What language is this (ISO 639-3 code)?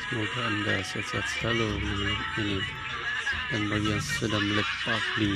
msa